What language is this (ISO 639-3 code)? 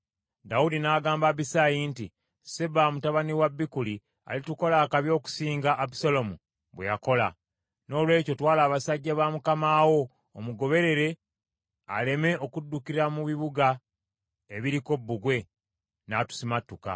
lug